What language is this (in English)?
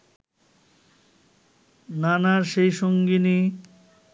Bangla